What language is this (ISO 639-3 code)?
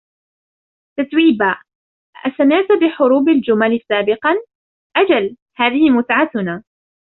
ara